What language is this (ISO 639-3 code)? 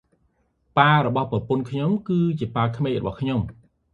khm